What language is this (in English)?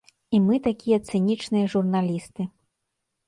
Belarusian